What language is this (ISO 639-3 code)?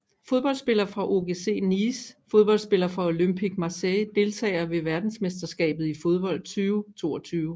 dan